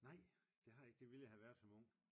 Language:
Danish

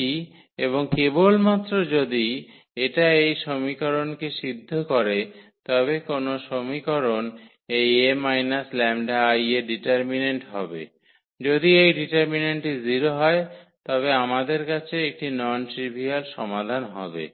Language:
Bangla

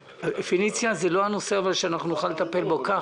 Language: Hebrew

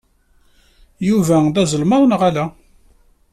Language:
Kabyle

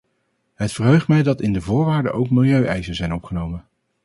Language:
Dutch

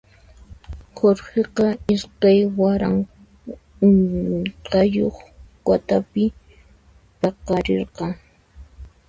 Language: Puno Quechua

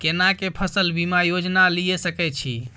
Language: Maithili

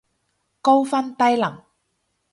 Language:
Cantonese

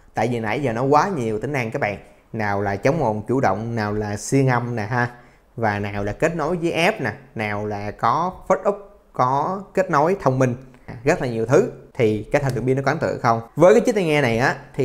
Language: Vietnamese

